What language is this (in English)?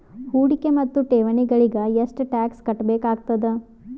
Kannada